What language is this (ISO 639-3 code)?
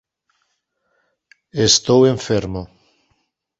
glg